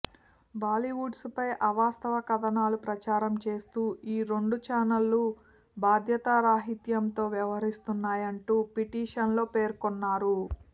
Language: Telugu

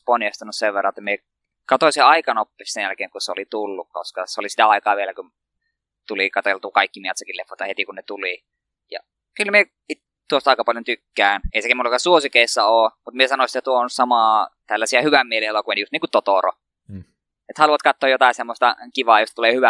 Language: Finnish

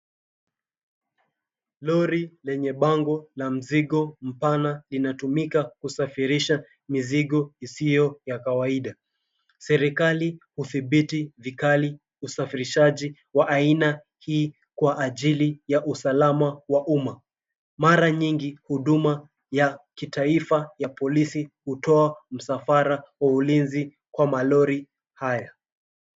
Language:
Swahili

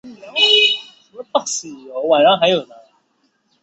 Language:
Chinese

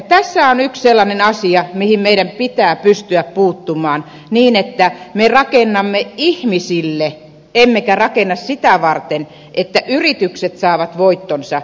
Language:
Finnish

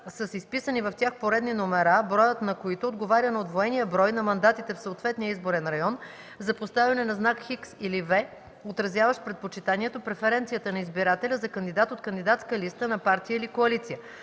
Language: Bulgarian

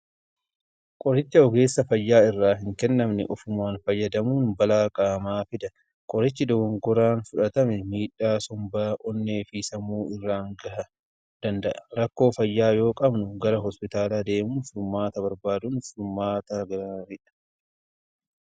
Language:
Oromo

